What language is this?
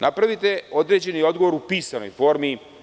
Serbian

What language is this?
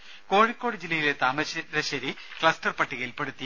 Malayalam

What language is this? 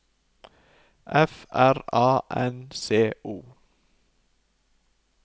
Norwegian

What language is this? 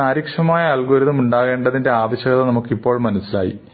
Malayalam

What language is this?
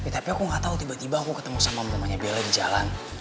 Indonesian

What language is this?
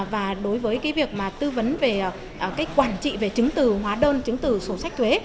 Vietnamese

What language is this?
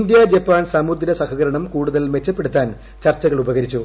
Malayalam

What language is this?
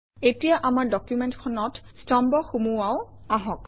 Assamese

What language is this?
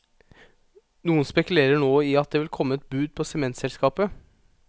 Norwegian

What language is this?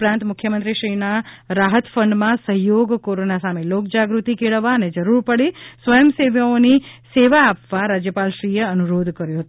Gujarati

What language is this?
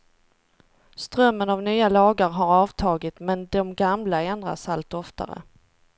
Swedish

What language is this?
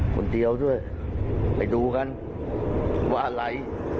Thai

